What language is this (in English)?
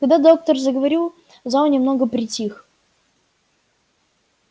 Russian